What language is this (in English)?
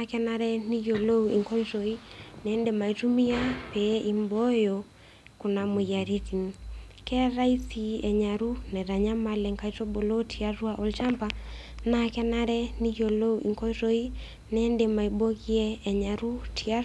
Masai